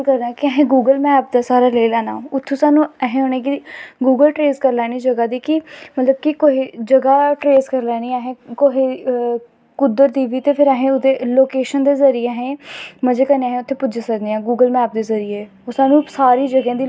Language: Dogri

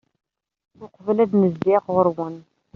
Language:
Kabyle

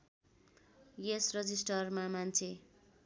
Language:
Nepali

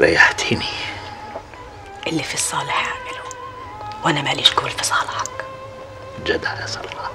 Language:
Arabic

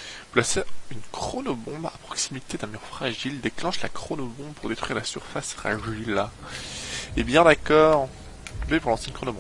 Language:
French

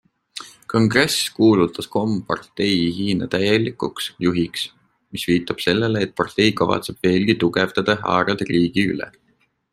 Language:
Estonian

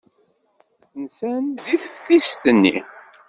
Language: Kabyle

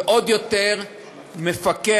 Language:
Hebrew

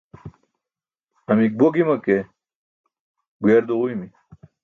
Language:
Burushaski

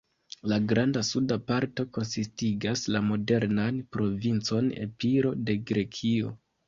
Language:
Esperanto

